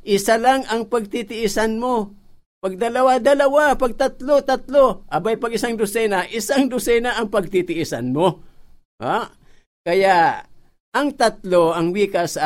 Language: Filipino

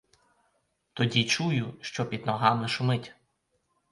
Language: Ukrainian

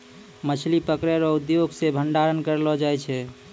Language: Maithili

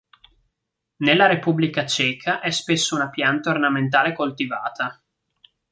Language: Italian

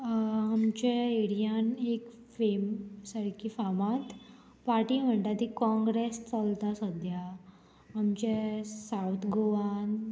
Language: Konkani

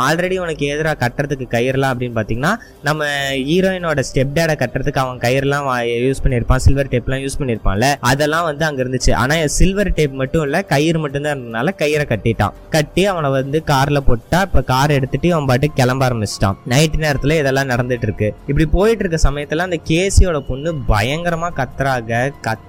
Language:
Tamil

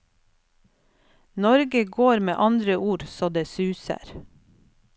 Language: Norwegian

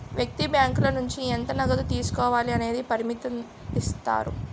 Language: Telugu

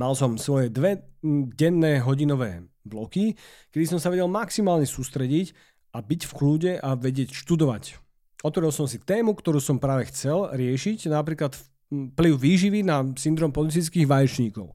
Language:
Slovak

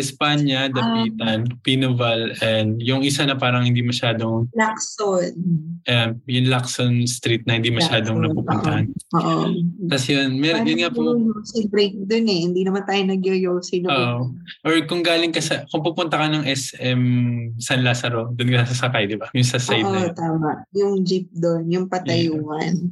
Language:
Filipino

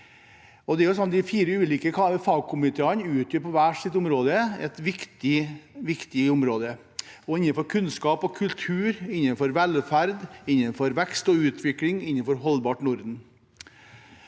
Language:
Norwegian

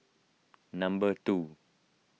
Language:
English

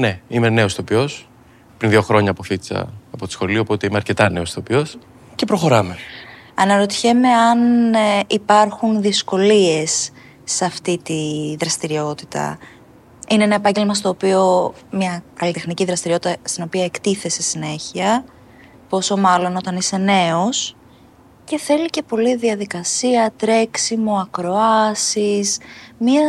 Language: Greek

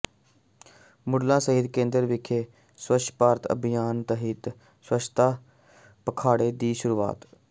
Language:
Punjabi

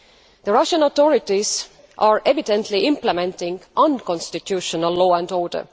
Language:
English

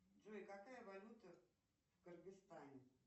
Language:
Russian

